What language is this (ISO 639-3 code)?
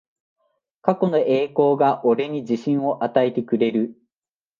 jpn